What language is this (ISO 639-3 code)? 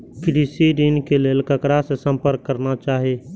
mai